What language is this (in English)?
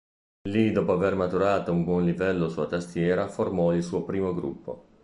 Italian